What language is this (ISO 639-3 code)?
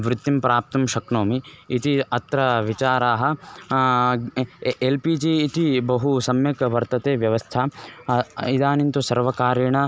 san